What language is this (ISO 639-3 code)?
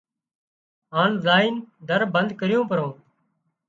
kxp